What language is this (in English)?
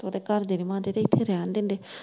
Punjabi